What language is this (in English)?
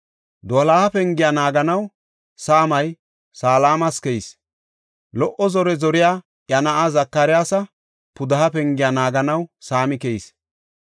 Gofa